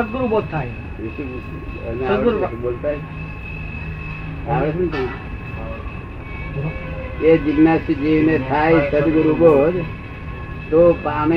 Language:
Gujarati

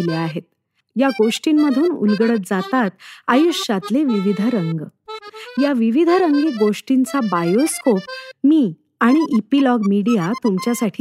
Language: Marathi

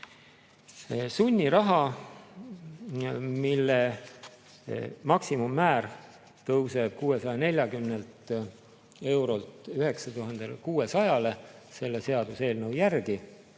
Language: Estonian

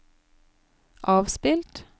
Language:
Norwegian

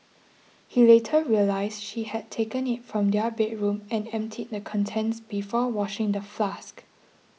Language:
English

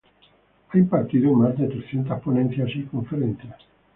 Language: Spanish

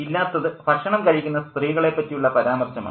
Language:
Malayalam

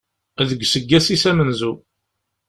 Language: Kabyle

